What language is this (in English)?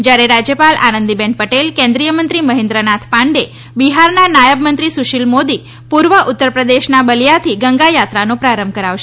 Gujarati